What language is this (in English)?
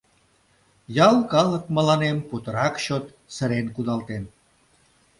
Mari